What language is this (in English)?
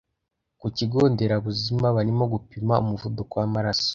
Kinyarwanda